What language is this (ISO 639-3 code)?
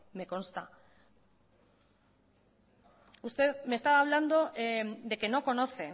spa